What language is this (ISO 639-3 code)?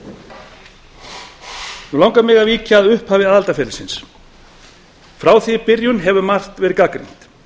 isl